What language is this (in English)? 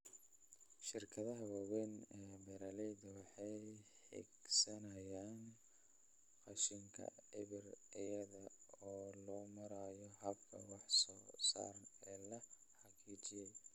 Somali